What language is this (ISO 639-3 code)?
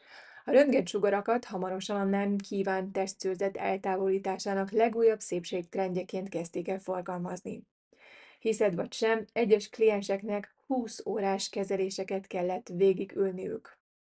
hun